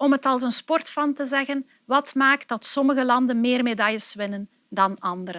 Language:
Dutch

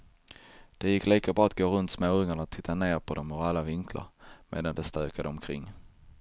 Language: Swedish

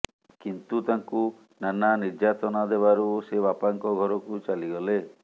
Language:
Odia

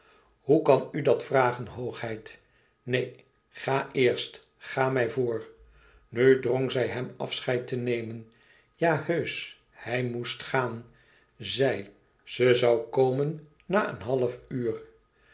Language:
Dutch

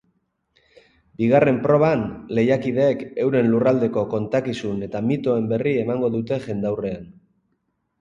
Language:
Basque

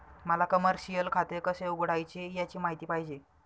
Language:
Marathi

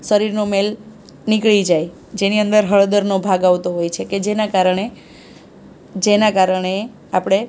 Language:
Gujarati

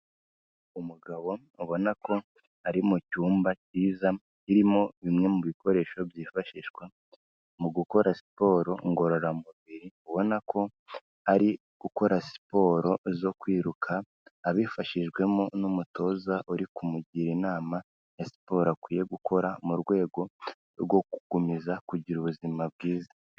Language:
Kinyarwanda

